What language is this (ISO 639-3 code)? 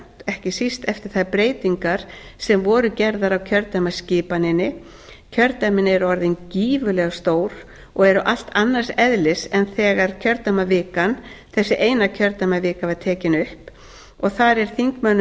isl